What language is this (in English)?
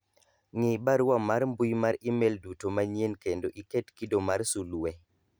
Luo (Kenya and Tanzania)